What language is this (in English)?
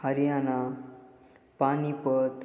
Marathi